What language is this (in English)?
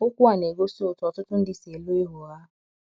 Igbo